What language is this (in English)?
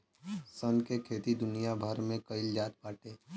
Bhojpuri